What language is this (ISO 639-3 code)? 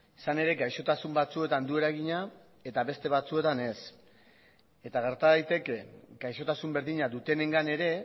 eus